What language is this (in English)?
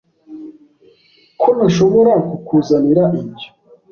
Kinyarwanda